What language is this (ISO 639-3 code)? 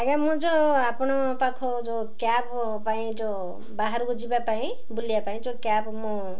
ori